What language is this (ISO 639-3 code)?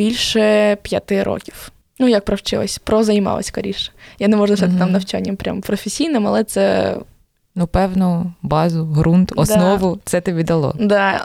ukr